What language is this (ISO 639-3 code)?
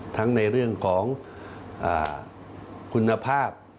tha